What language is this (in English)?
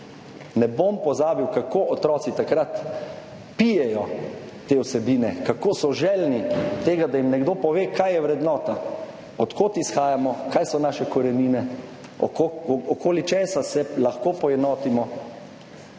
Slovenian